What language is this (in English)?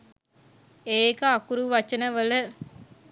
Sinhala